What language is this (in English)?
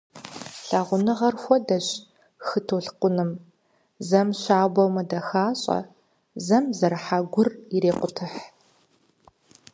Kabardian